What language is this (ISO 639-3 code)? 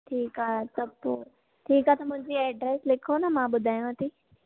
snd